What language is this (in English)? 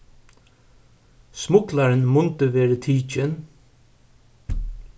Faroese